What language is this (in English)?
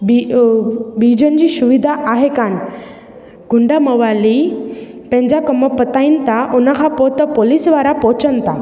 Sindhi